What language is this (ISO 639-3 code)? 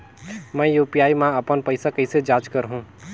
hne